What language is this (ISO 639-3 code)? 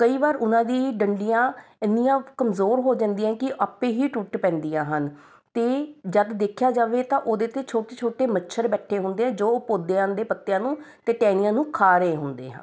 pan